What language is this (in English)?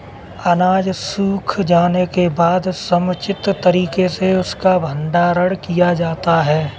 Hindi